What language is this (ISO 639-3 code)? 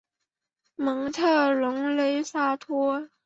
zho